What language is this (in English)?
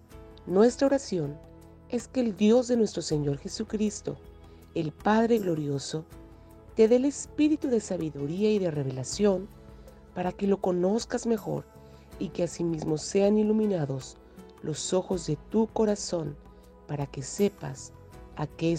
Spanish